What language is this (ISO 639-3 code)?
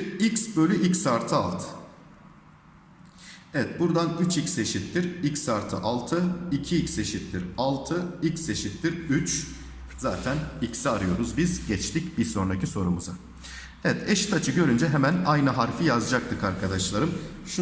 tur